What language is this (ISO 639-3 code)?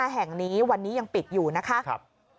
tha